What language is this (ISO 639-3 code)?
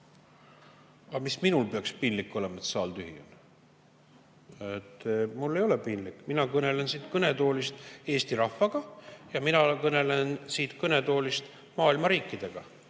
est